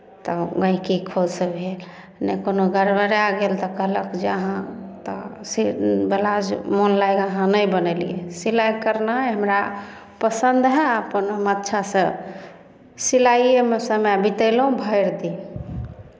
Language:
Maithili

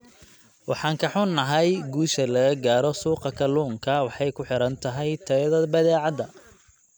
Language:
Somali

